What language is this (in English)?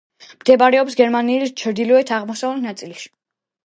Georgian